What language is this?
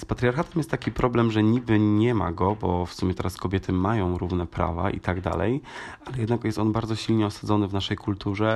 Polish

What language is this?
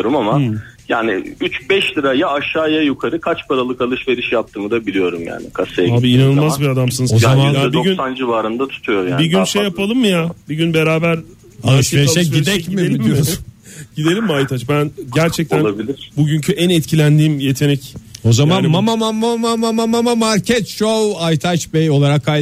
Turkish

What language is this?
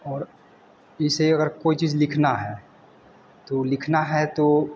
Hindi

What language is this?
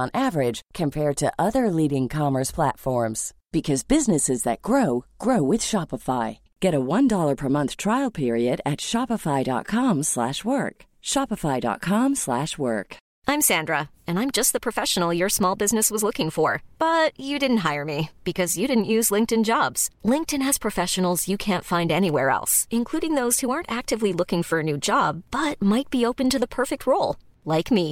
Filipino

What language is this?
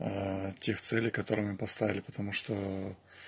Russian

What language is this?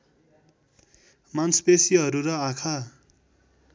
Nepali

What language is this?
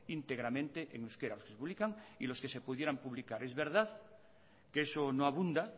Spanish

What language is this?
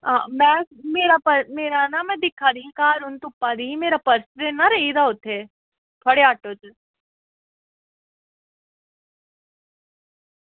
Dogri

